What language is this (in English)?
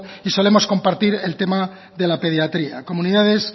Spanish